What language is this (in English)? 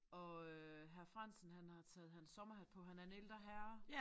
Danish